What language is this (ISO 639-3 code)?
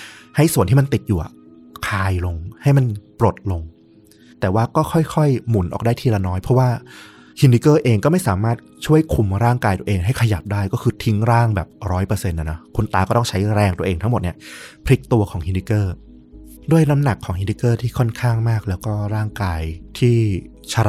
tha